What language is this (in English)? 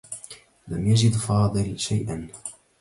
Arabic